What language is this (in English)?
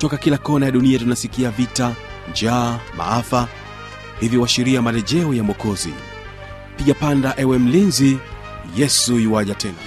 Swahili